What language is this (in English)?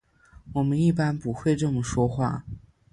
Chinese